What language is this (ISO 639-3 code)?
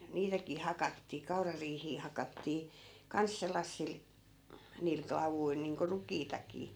fin